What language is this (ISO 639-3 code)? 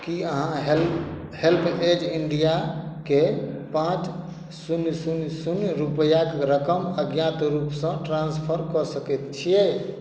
mai